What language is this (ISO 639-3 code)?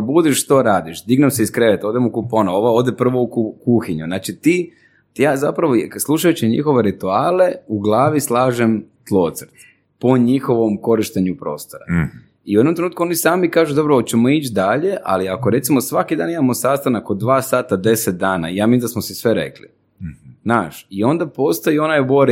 hrv